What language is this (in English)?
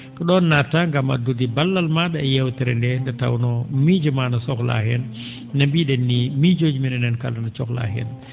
Fula